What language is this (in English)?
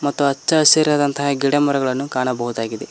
Kannada